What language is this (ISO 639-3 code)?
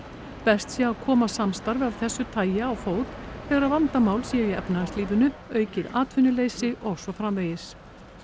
isl